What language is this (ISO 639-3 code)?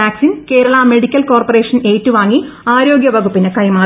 mal